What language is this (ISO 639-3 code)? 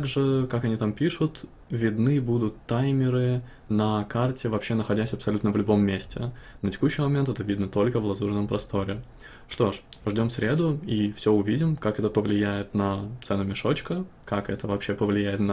rus